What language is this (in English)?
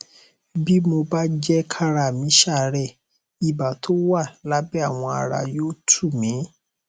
Yoruba